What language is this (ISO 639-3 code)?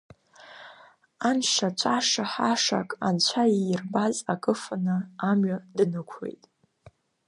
abk